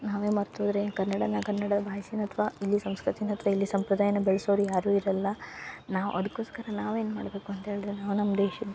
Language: Kannada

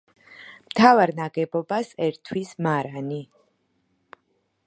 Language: Georgian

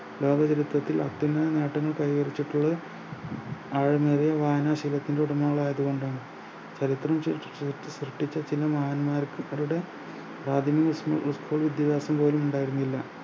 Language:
Malayalam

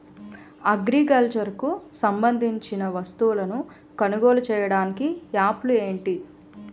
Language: Telugu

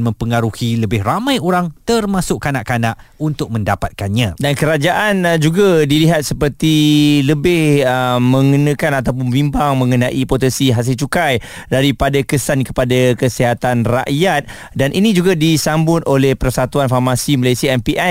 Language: Malay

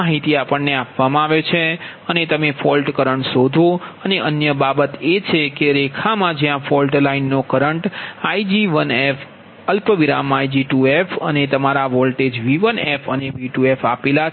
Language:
Gujarati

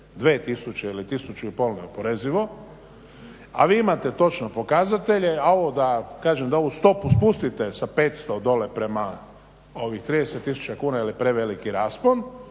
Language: Croatian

